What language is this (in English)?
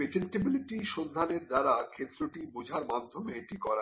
Bangla